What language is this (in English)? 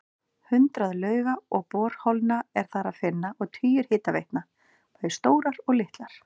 Icelandic